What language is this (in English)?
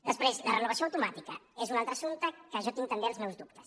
Catalan